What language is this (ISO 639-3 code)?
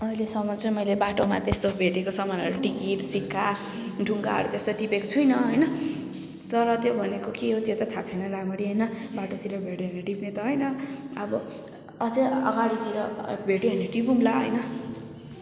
nep